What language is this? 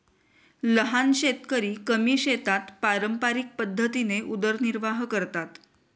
Marathi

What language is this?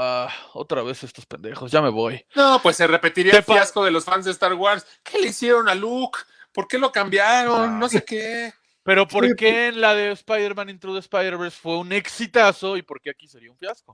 Spanish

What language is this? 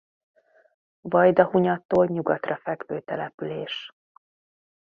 Hungarian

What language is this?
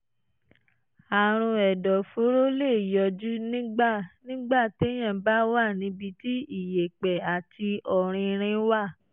Yoruba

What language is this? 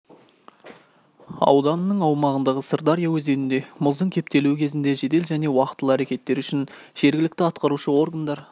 Kazakh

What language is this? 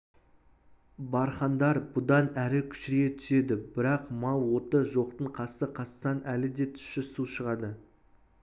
Kazakh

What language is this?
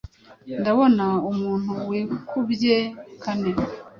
Kinyarwanda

